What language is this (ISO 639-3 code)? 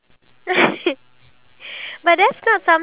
eng